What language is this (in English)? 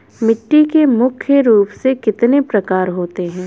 Hindi